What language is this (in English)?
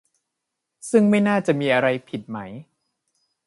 Thai